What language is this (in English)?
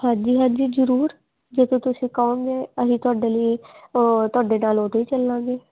Punjabi